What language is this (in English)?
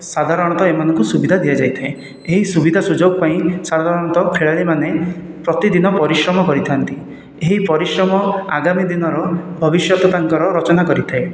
Odia